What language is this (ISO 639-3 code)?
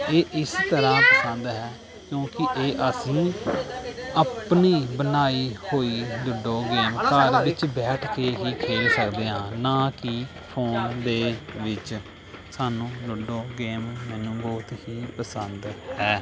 pan